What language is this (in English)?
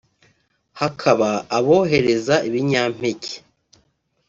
Kinyarwanda